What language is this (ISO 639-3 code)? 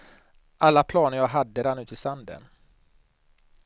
swe